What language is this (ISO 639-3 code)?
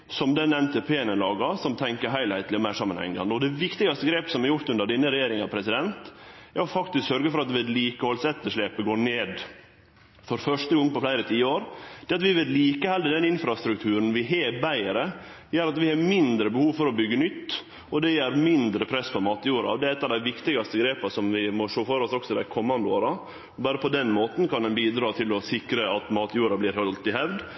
nno